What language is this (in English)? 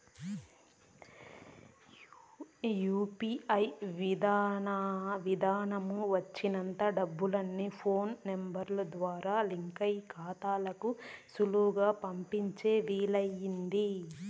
Telugu